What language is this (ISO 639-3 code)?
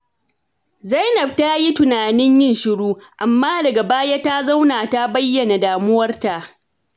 hau